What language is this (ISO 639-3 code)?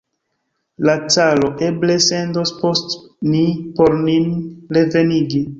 epo